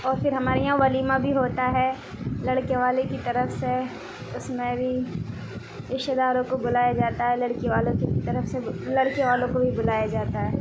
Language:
Urdu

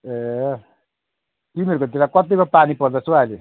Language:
Nepali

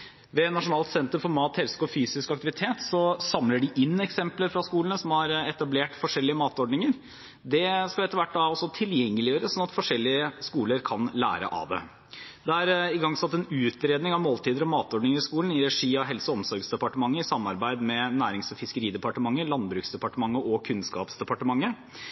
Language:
Norwegian Bokmål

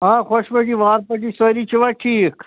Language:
Kashmiri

